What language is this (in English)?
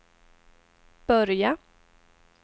Swedish